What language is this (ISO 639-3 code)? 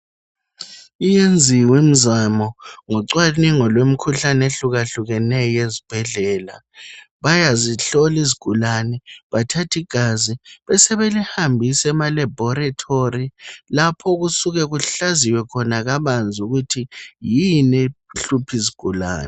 nde